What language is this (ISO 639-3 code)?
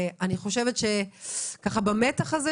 heb